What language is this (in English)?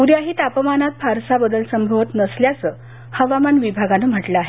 Marathi